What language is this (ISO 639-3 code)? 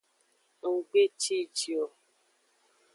ajg